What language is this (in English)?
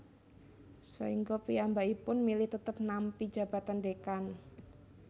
Javanese